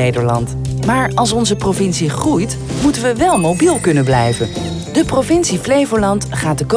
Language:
Dutch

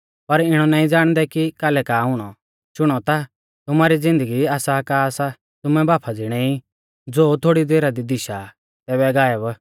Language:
Mahasu Pahari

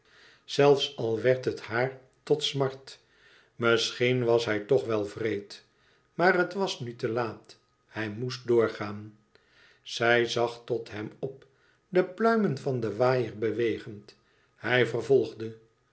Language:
Dutch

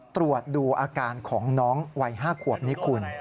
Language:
Thai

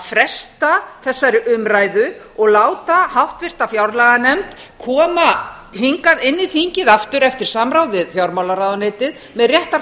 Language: Icelandic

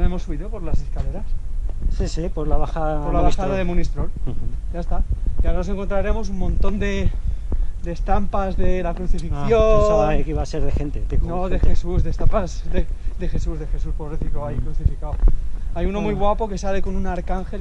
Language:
Spanish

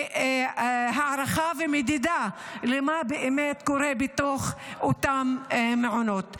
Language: Hebrew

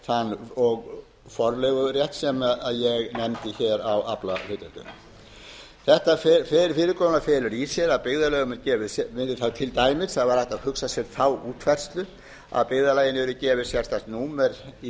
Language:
Icelandic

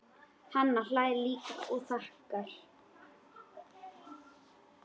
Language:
Icelandic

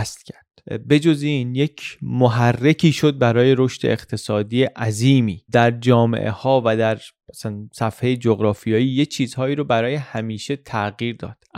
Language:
Persian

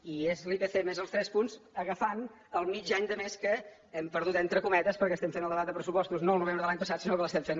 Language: Catalan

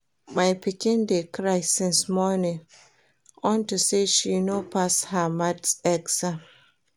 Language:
Nigerian Pidgin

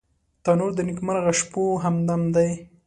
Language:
Pashto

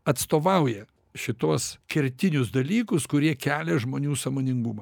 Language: Lithuanian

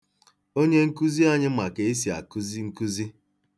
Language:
Igbo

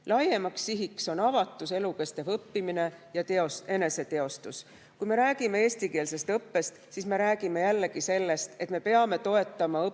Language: Estonian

